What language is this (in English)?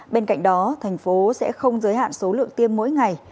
Vietnamese